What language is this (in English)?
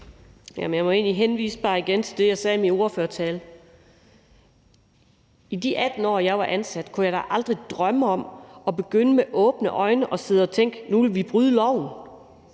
Danish